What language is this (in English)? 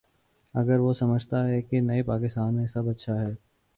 Urdu